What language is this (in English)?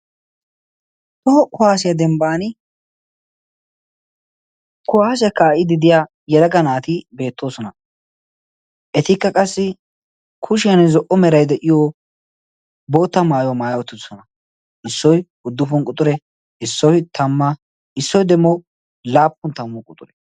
Wolaytta